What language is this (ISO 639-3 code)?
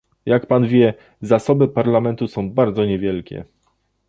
pol